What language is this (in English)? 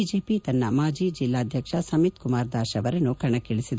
Kannada